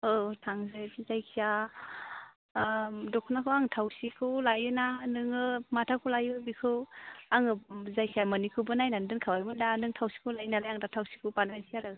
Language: Bodo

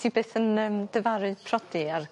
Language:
Welsh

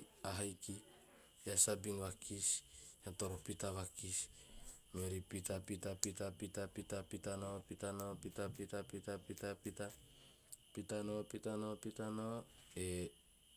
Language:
Teop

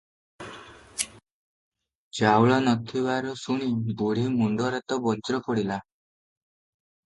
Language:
Odia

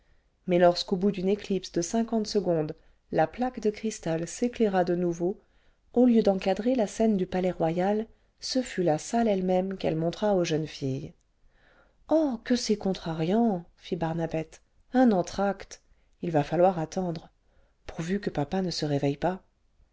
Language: French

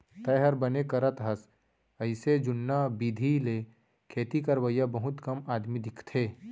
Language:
Chhattisgarhi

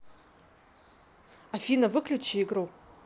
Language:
Russian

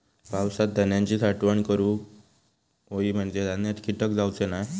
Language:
Marathi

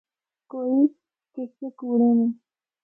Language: Northern Hindko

